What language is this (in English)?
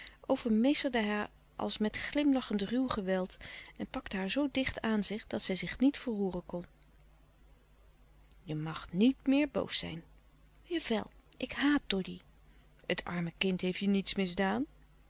Dutch